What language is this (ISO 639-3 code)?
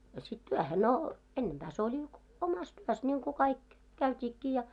fin